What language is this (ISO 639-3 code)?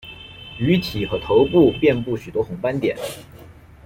zho